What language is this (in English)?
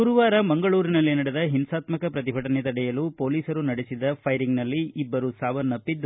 Kannada